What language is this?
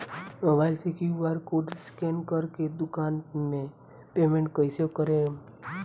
Bhojpuri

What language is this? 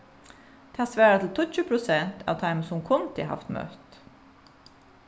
Faroese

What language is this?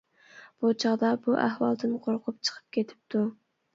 Uyghur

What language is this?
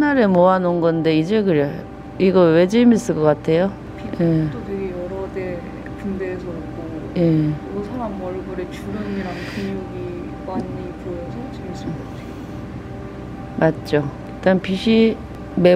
Korean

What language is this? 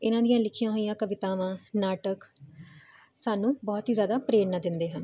Punjabi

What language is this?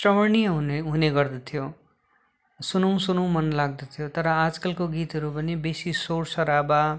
Nepali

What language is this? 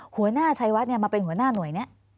Thai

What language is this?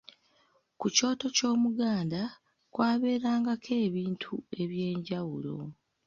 Ganda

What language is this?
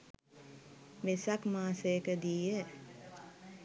Sinhala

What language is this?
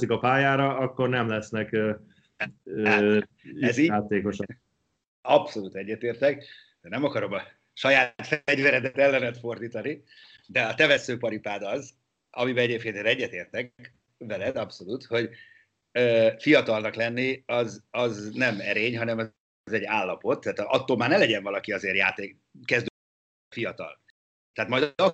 Hungarian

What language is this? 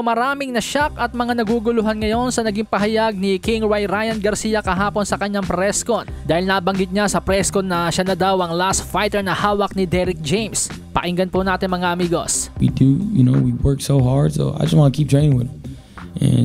Filipino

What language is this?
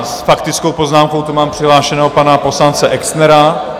Czech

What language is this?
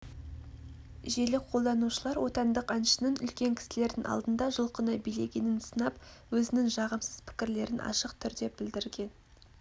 Kazakh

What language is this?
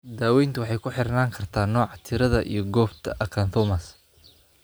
Somali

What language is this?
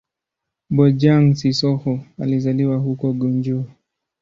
Swahili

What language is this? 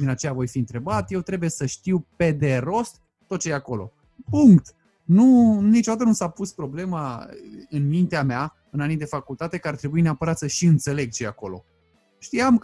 Romanian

